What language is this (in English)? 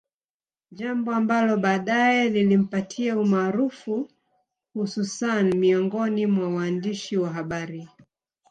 Swahili